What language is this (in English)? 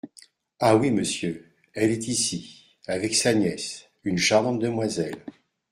French